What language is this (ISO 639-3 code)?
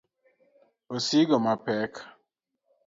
luo